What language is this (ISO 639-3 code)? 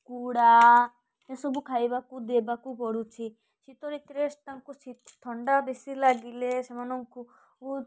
ori